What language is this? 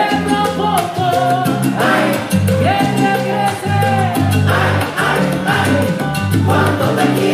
Romanian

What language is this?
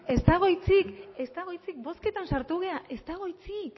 Basque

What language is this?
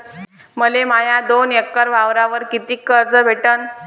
Marathi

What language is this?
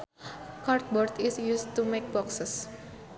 Sundanese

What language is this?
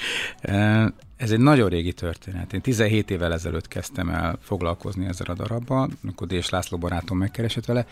Hungarian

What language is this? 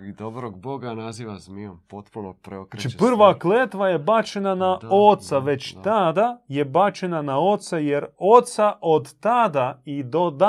Croatian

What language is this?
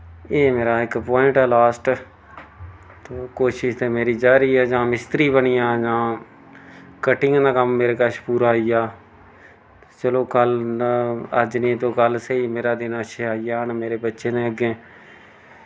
Dogri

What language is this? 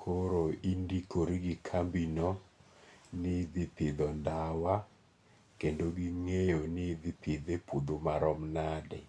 Luo (Kenya and Tanzania)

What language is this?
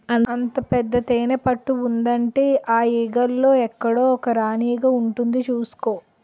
Telugu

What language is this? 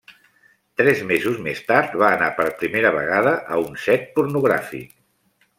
Catalan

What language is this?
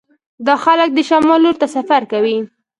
Pashto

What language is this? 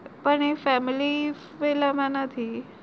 Gujarati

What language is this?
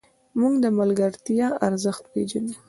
Pashto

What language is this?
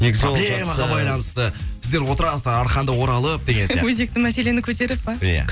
Kazakh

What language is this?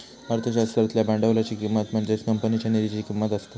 Marathi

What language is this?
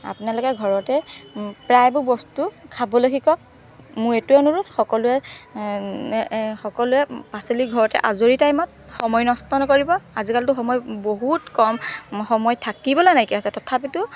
Assamese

